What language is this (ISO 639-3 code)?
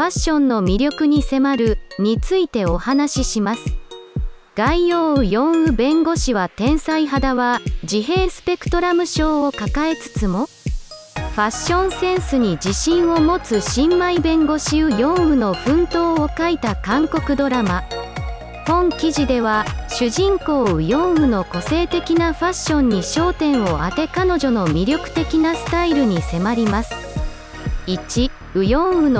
jpn